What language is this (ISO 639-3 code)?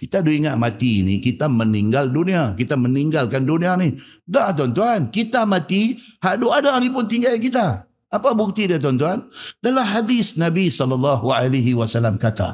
msa